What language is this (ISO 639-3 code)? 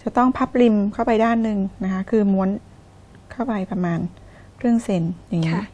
tha